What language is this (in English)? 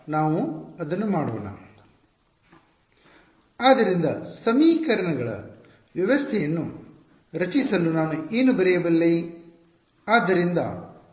Kannada